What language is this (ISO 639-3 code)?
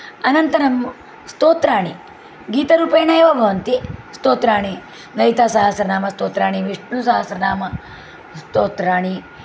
san